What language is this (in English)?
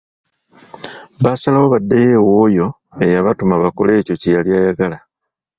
Ganda